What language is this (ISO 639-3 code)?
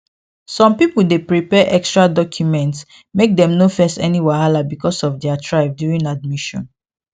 pcm